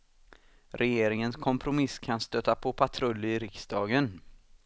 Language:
Swedish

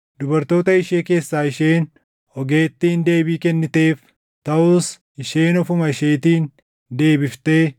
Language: Oromo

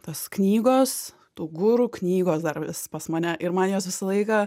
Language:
Lithuanian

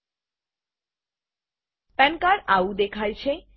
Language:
Gujarati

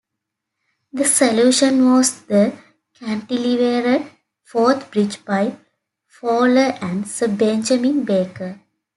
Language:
English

